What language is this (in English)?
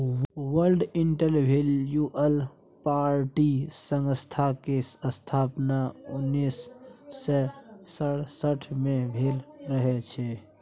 Maithili